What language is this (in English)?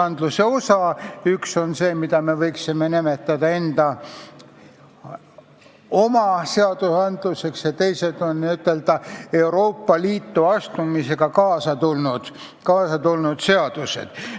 Estonian